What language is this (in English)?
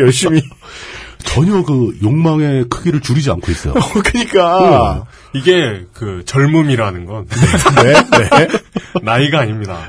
Korean